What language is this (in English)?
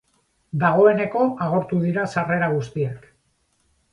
Basque